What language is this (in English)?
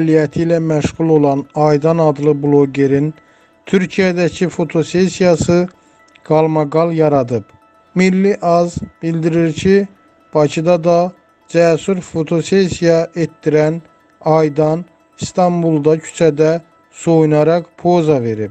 Turkish